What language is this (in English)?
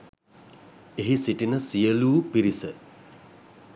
Sinhala